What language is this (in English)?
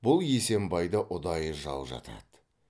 Kazakh